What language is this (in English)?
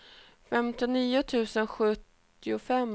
Swedish